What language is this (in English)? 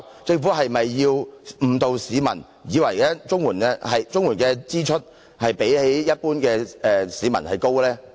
Cantonese